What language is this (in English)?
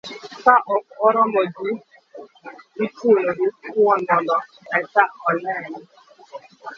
Luo (Kenya and Tanzania)